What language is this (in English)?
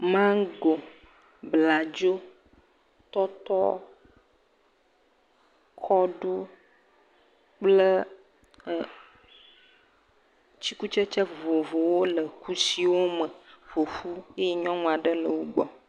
Ewe